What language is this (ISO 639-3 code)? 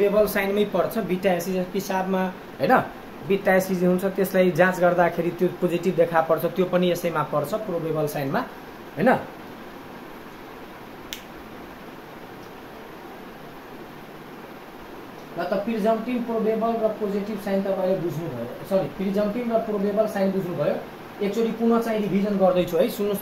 hin